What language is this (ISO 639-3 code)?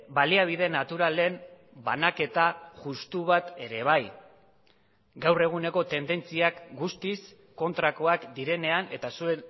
eus